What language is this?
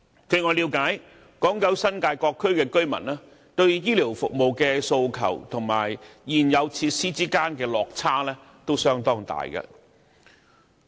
Cantonese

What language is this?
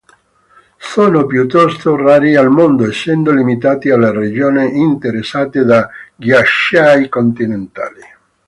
Italian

